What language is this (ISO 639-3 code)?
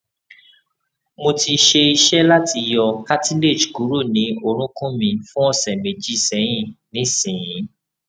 yor